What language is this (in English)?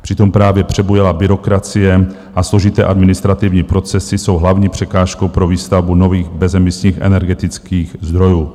Czech